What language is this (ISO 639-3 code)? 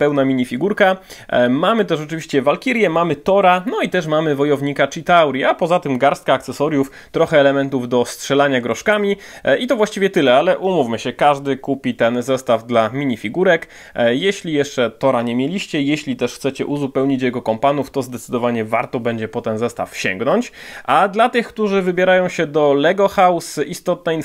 pol